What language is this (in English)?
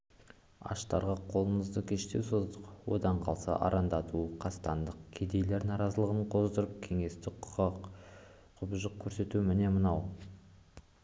Kazakh